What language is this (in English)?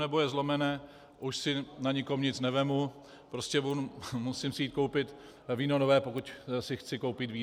Czech